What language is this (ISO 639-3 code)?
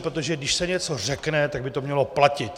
ces